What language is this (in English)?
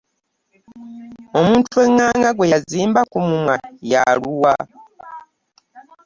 Ganda